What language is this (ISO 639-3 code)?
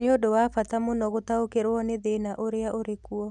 kik